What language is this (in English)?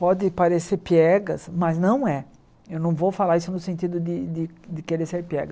Portuguese